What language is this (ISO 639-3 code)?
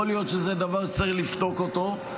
heb